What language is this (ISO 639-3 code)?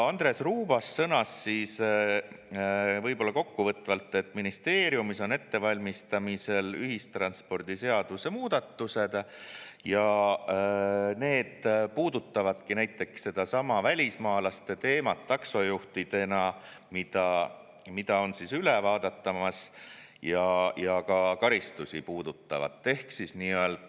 est